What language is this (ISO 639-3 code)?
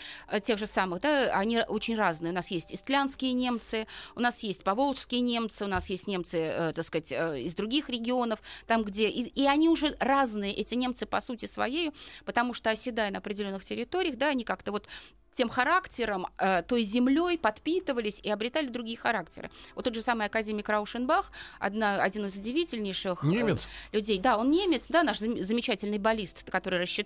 rus